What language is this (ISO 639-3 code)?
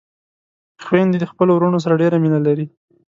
pus